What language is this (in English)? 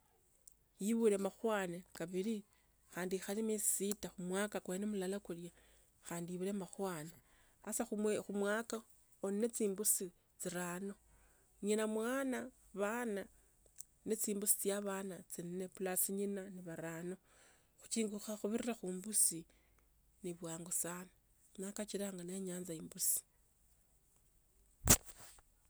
Tsotso